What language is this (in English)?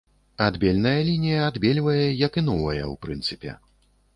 Belarusian